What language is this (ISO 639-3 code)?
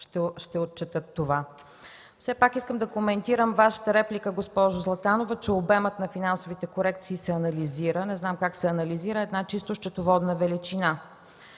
bul